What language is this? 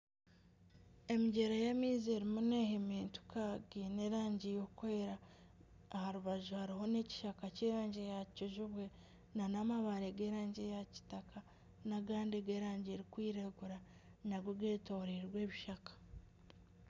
Nyankole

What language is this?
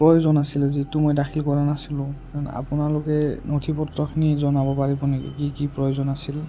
Assamese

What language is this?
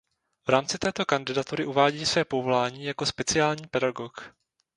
Czech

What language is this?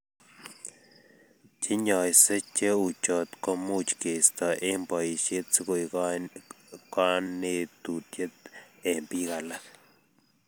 Kalenjin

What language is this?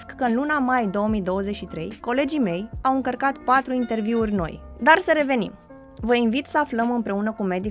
Romanian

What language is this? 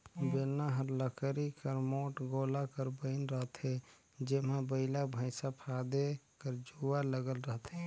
Chhattisgarhi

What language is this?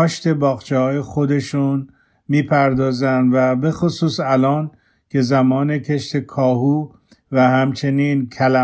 Persian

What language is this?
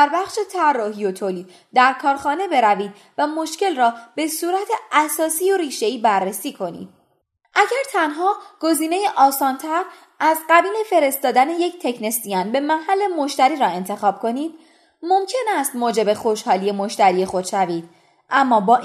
Persian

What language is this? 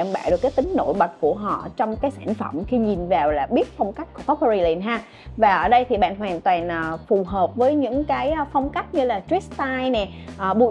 Vietnamese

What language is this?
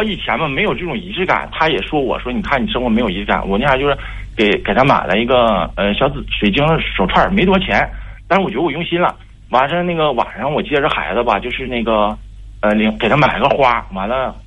Chinese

